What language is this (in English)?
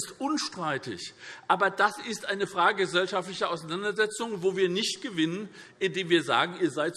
German